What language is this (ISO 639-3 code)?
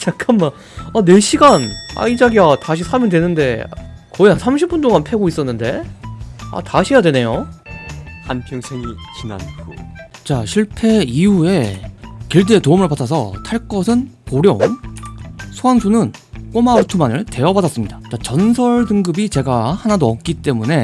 kor